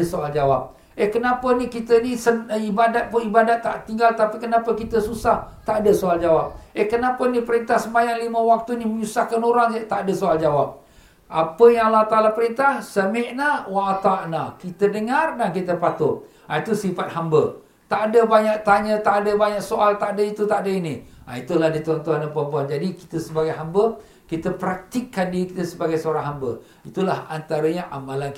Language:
Malay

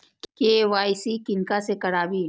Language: Maithili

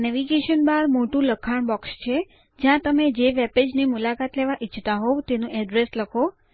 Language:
Gujarati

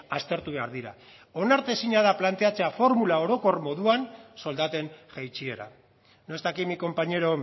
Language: Basque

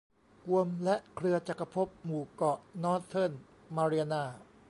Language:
Thai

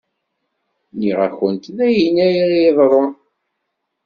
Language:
Kabyle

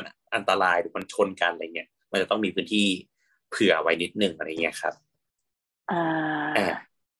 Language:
Thai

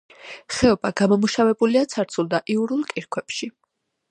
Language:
Georgian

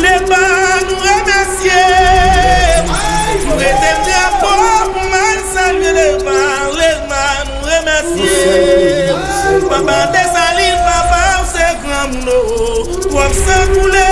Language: English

